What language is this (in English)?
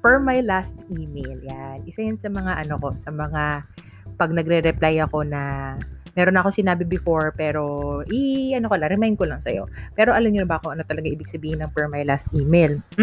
Filipino